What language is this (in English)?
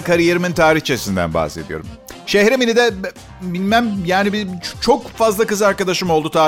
Turkish